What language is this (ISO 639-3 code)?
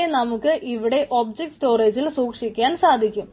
mal